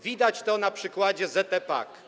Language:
Polish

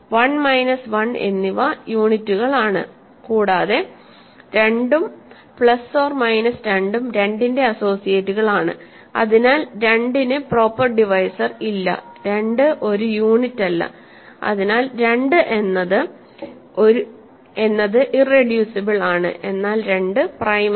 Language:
Malayalam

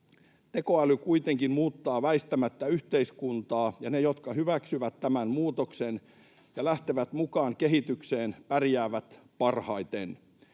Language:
Finnish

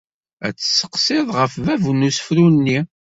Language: Kabyle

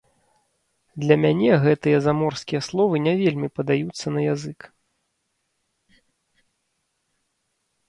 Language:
Belarusian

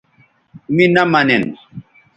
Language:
Bateri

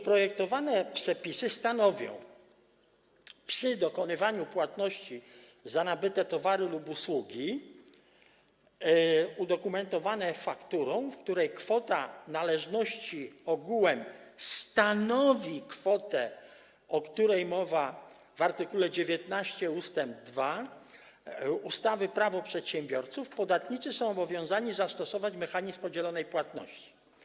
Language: Polish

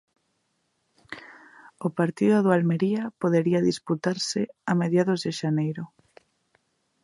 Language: Galician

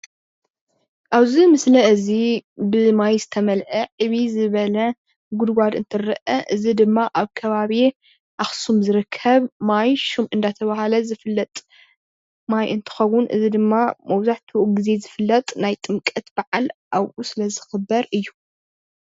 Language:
Tigrinya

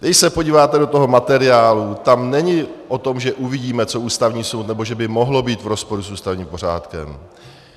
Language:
Czech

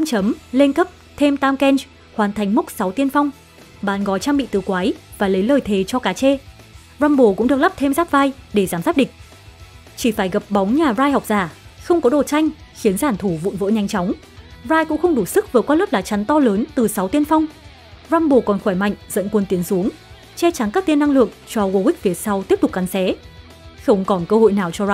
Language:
Vietnamese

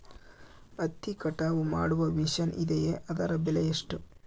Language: Kannada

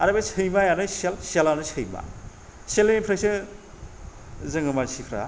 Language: Bodo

